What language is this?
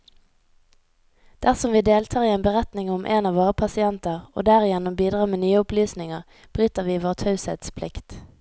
Norwegian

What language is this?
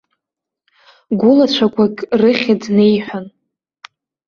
Abkhazian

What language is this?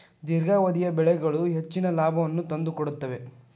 Kannada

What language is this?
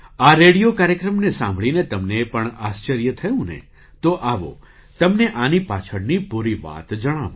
Gujarati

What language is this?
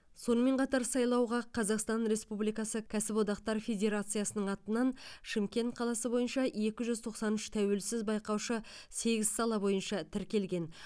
Kazakh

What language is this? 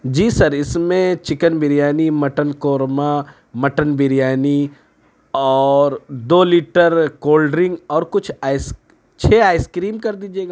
Urdu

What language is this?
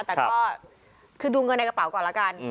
Thai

